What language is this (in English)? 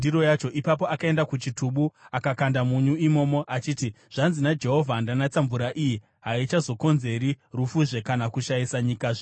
Shona